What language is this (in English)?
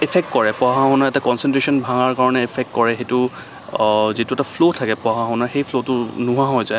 Assamese